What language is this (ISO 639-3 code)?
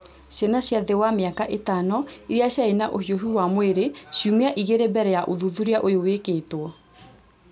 kik